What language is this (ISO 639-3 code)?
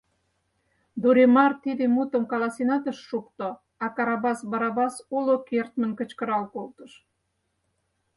chm